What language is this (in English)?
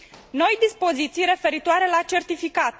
Romanian